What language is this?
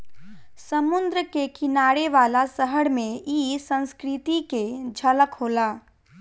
Bhojpuri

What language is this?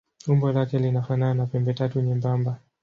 Swahili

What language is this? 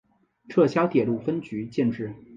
Chinese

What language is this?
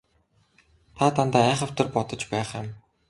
Mongolian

